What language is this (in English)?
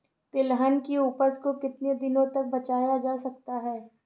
Hindi